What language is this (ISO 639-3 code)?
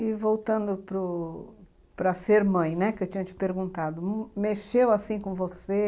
por